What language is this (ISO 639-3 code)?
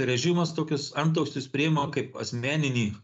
lit